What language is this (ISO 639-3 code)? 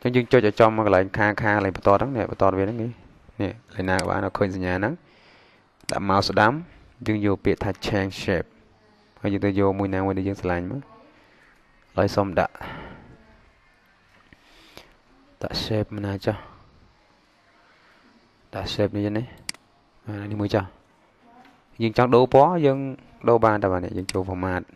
vie